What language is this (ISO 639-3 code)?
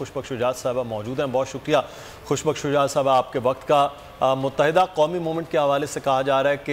hin